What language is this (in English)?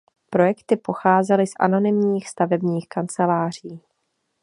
Czech